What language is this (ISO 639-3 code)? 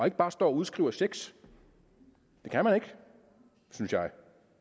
dan